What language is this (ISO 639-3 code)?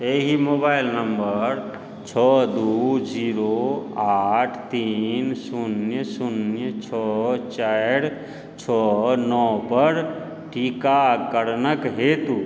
mai